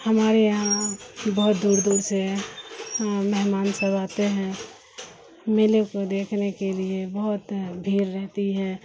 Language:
Urdu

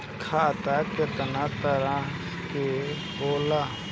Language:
Bhojpuri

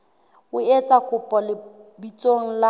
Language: Southern Sotho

